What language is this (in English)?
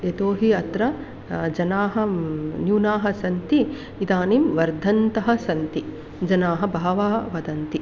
Sanskrit